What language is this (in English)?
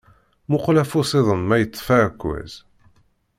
Kabyle